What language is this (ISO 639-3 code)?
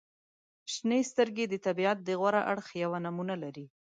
pus